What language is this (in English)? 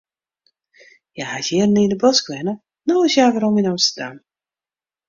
Western Frisian